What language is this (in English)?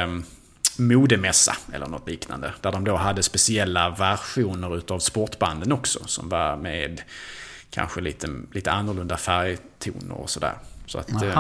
Swedish